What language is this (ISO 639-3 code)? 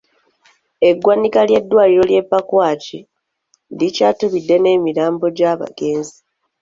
lug